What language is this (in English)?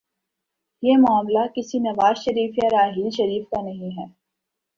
Urdu